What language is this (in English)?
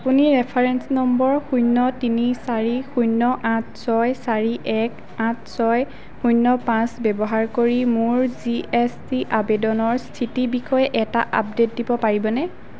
Assamese